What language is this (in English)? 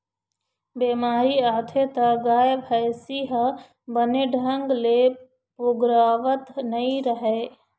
Chhattisgarhi